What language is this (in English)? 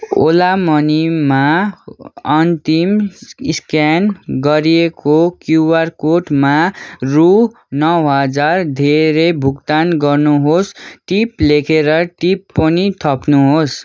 Nepali